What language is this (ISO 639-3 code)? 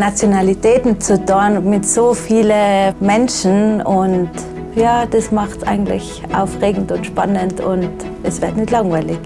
deu